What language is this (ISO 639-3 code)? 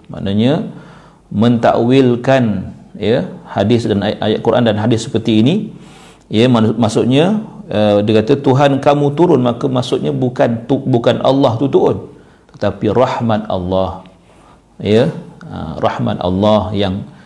msa